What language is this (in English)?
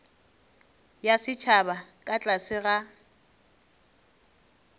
Northern Sotho